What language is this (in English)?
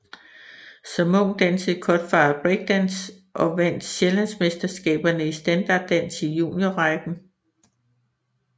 Danish